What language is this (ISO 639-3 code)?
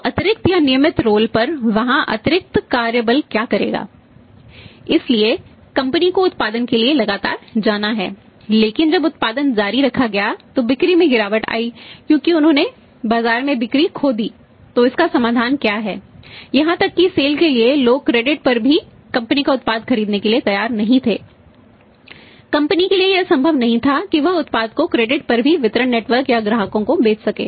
hin